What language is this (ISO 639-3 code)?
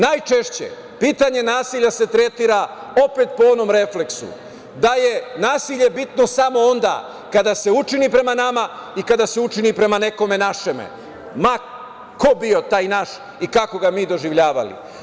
srp